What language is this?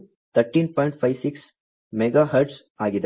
Kannada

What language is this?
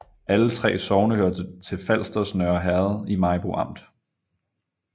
Danish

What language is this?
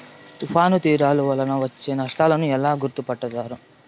Telugu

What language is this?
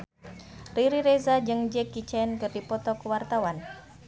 Sundanese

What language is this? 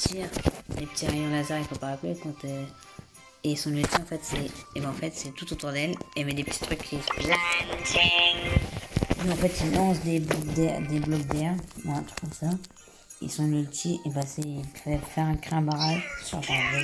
French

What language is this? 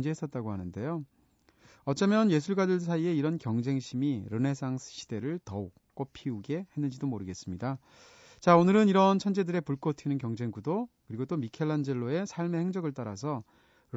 Korean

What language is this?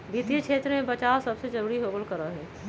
Magahi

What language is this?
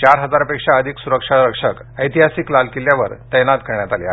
Marathi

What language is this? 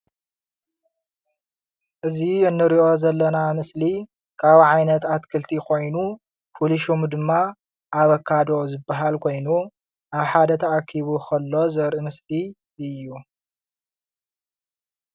Tigrinya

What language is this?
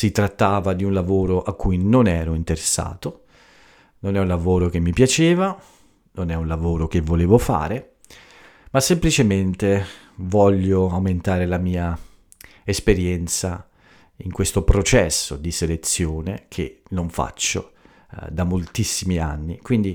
Italian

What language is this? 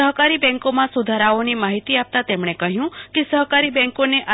Gujarati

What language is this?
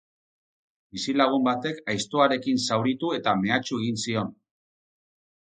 Basque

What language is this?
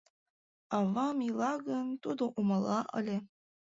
Mari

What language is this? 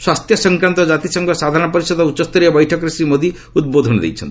Odia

